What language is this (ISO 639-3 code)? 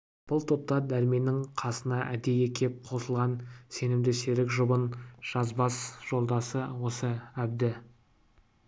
kaz